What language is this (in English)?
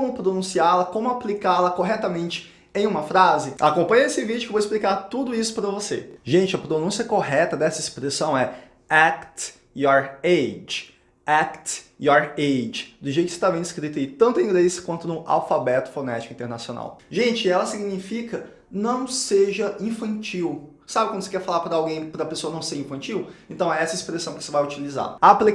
Portuguese